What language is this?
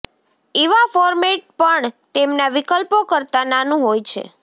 Gujarati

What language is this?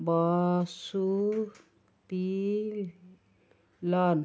Odia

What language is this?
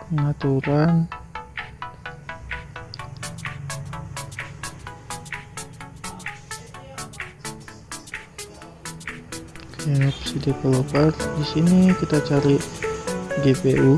Indonesian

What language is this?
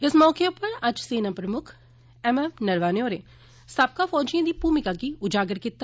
Dogri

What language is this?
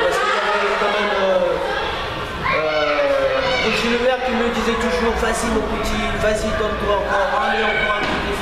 French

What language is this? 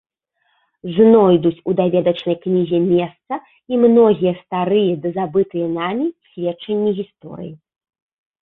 Belarusian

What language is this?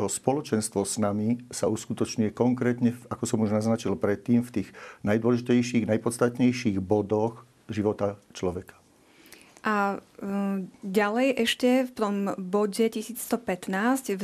Slovak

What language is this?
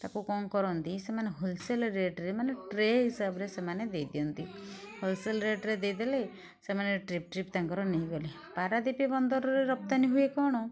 Odia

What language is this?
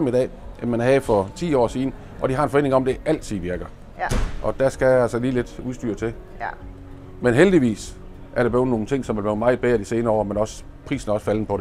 Danish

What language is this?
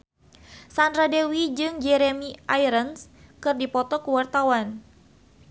Sundanese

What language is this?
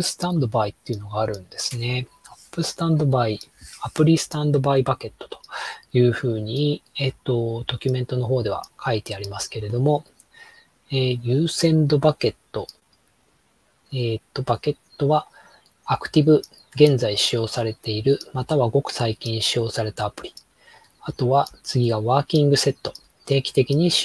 Japanese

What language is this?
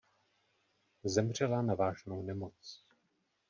Czech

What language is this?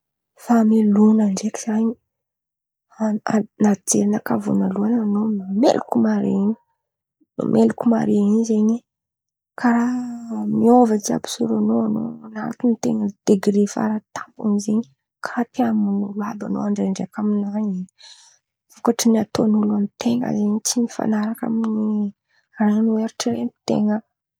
Antankarana Malagasy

